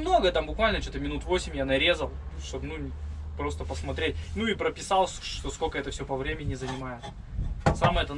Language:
Russian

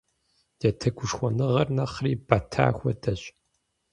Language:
Kabardian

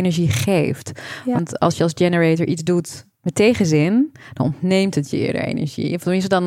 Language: Dutch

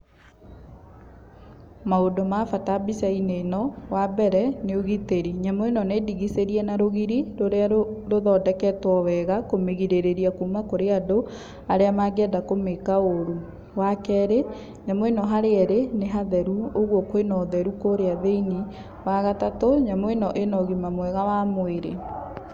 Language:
Kikuyu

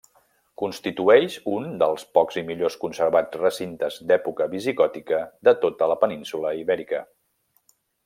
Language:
Catalan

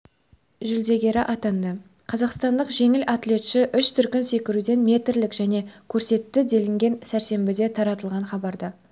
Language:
Kazakh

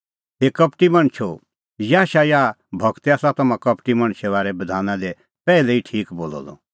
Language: Kullu Pahari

